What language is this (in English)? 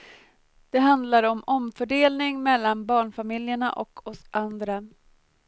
Swedish